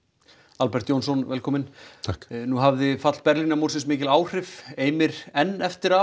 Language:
Icelandic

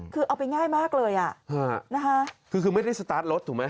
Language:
Thai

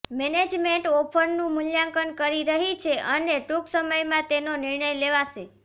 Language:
Gujarati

